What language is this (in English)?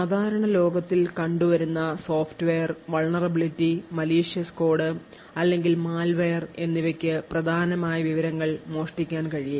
Malayalam